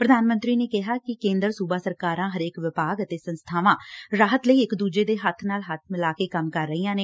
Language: Punjabi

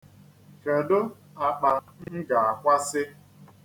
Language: Igbo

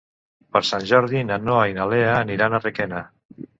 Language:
Catalan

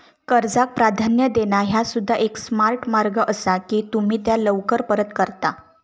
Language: Marathi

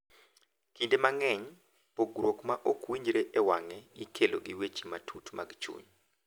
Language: Luo (Kenya and Tanzania)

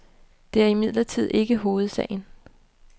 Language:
Danish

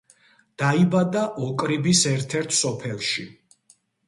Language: Georgian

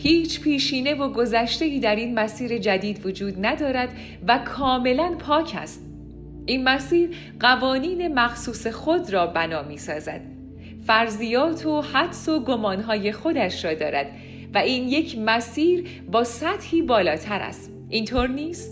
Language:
Persian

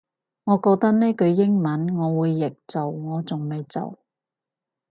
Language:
Cantonese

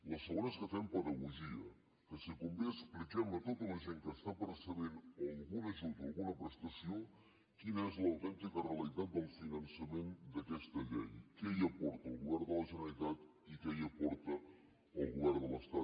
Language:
Catalan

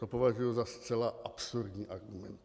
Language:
Czech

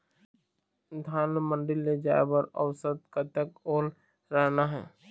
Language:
Chhattisgarhi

